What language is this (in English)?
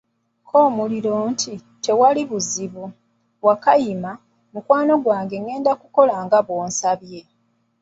Ganda